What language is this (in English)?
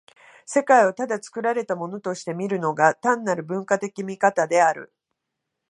Japanese